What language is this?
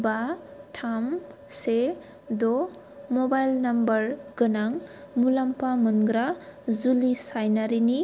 Bodo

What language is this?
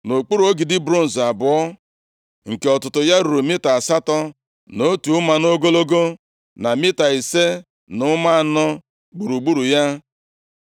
Igbo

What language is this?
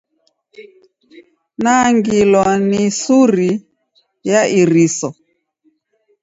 Taita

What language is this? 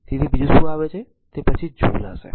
Gujarati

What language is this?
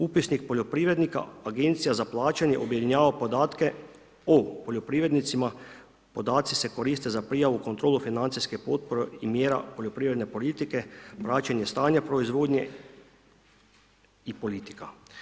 Croatian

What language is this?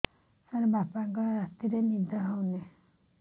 Odia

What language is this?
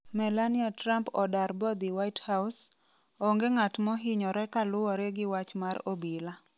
Luo (Kenya and Tanzania)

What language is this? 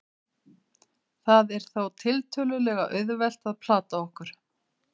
Icelandic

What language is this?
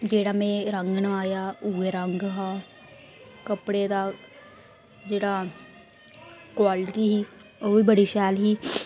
Dogri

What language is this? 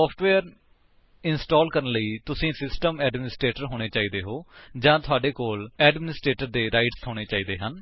Punjabi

